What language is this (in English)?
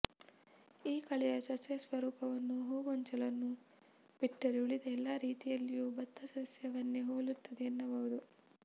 Kannada